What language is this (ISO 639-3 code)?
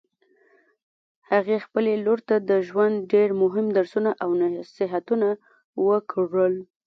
pus